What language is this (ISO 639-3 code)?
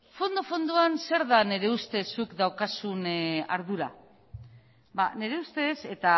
eus